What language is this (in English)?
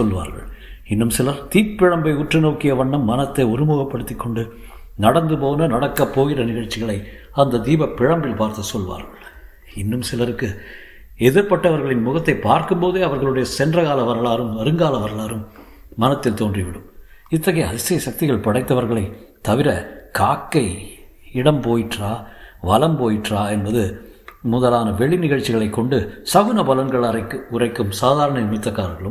Tamil